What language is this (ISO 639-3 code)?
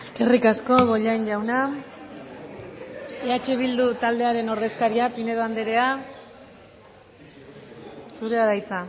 eus